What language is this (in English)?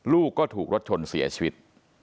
Thai